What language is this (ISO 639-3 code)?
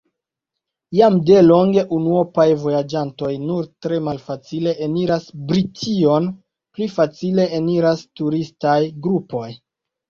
epo